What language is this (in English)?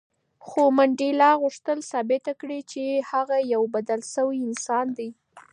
Pashto